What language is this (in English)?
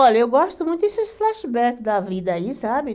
Portuguese